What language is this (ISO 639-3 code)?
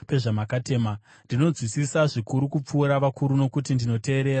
sna